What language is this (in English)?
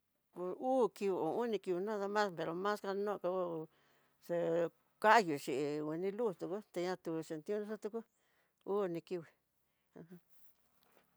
Tidaá Mixtec